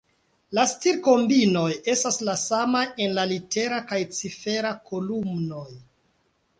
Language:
Esperanto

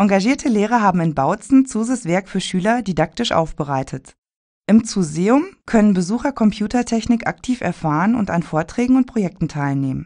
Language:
German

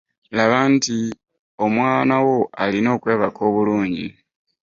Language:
Ganda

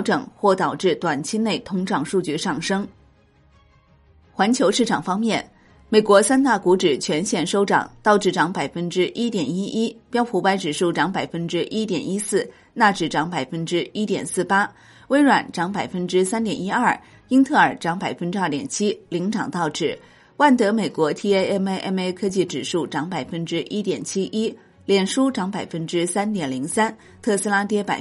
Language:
Chinese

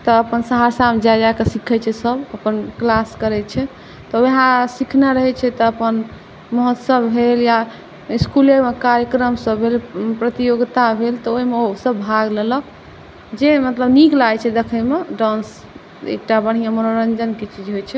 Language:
Maithili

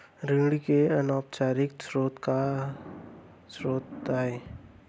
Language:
Chhattisgarhi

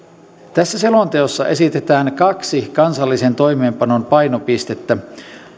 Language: Finnish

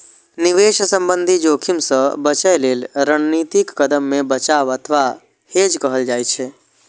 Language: Maithili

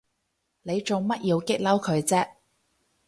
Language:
Cantonese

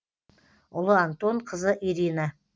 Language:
Kazakh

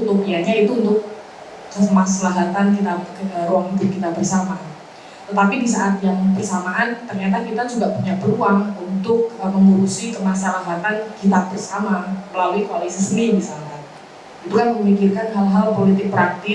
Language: Indonesian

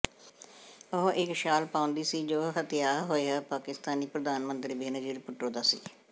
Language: Punjabi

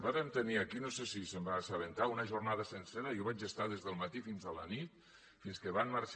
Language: Catalan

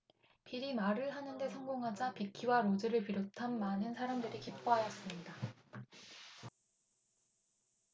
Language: Korean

